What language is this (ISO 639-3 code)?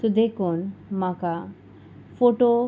kok